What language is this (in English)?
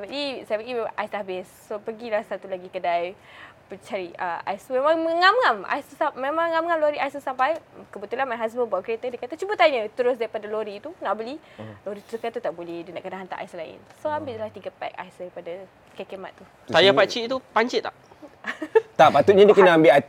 Malay